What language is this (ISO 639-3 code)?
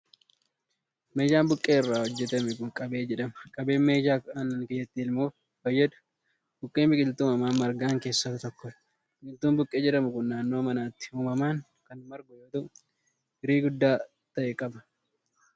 orm